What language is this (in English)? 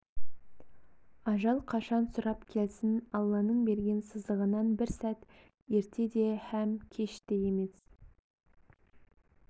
Kazakh